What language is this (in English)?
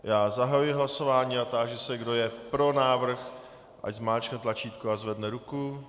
Czech